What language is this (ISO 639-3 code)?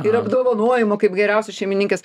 lit